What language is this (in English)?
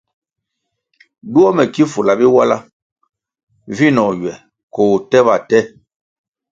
Kwasio